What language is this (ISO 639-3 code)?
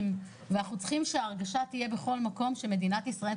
heb